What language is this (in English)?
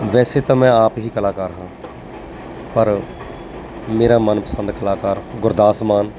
Punjabi